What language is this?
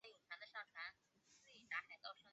Chinese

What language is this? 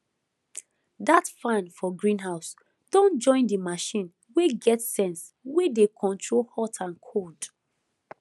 Nigerian Pidgin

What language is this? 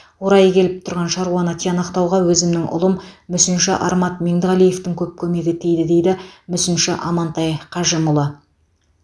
Kazakh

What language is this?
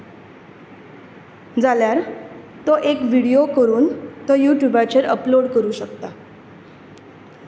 Konkani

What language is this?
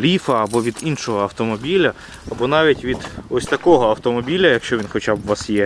Ukrainian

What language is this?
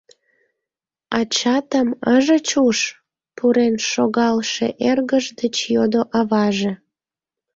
Mari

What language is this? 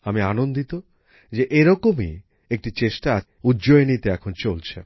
Bangla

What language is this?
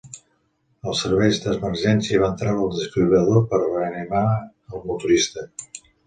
Catalan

